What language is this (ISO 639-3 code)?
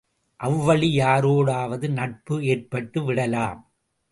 tam